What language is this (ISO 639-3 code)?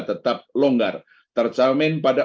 ind